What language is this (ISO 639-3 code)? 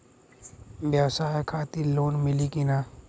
bho